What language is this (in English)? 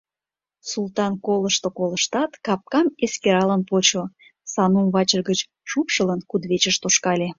Mari